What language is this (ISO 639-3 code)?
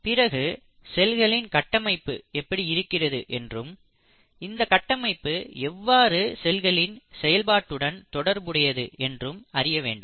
tam